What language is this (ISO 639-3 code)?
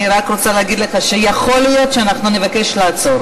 heb